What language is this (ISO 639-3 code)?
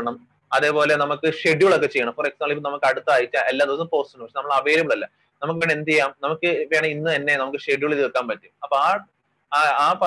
mal